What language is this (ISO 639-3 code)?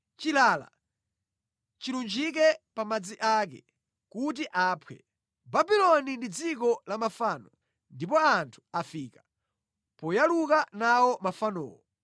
nya